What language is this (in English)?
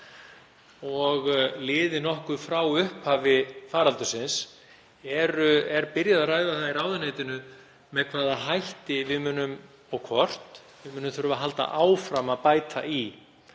Icelandic